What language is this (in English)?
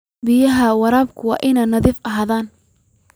Somali